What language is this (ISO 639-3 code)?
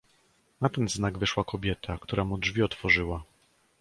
pol